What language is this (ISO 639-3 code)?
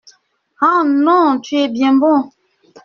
fra